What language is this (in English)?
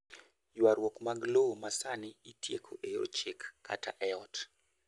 Luo (Kenya and Tanzania)